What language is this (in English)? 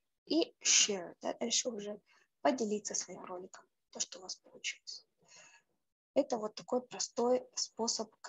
Russian